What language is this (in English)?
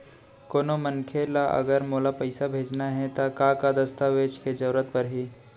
Chhattisgarhi